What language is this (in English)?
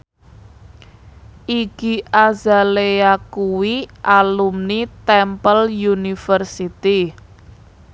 Javanese